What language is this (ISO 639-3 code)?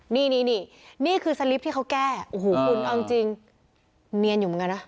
tha